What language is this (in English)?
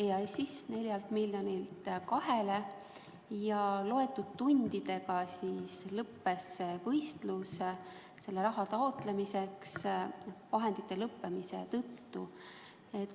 Estonian